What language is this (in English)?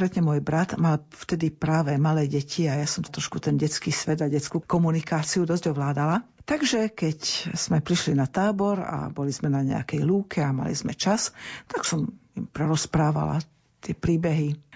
Slovak